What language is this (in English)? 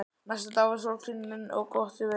Icelandic